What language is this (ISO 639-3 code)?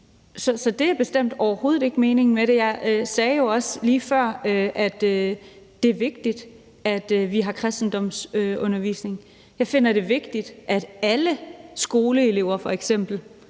dan